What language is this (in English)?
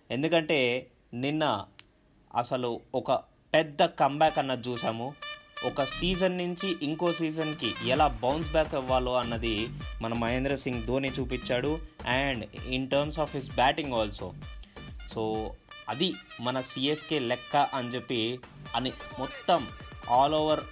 Telugu